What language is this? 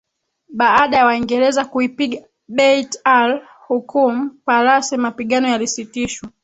Swahili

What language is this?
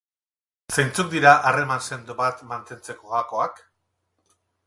Basque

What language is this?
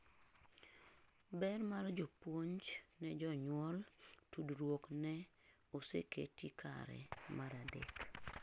Luo (Kenya and Tanzania)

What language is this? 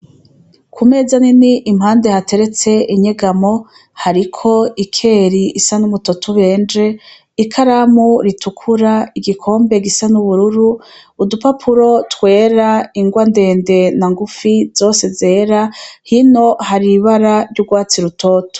Rundi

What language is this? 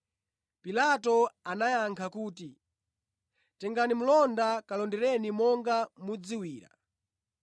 Nyanja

